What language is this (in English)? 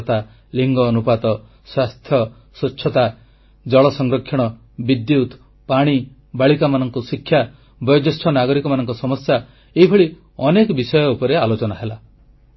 Odia